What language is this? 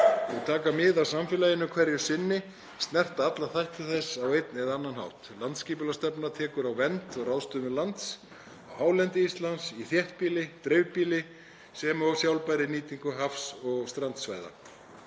Icelandic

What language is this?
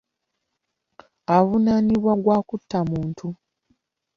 Ganda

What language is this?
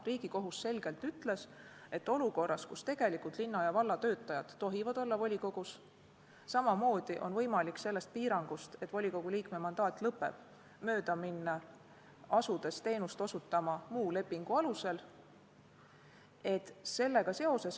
Estonian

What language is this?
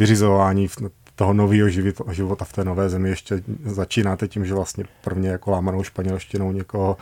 Czech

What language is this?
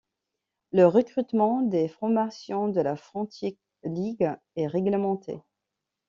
French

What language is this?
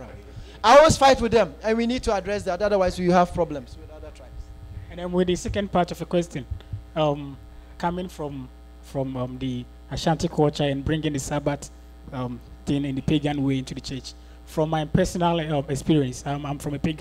English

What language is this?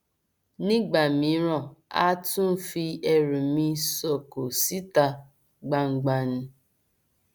Yoruba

